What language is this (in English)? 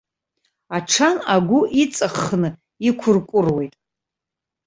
Abkhazian